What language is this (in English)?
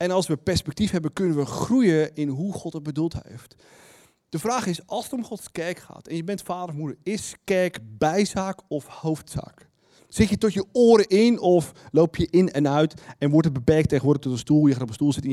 Dutch